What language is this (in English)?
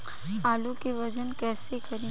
Bhojpuri